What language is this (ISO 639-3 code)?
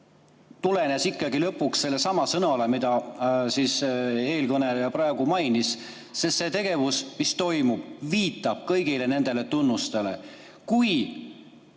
est